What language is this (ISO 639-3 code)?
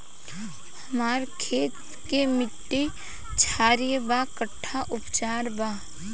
bho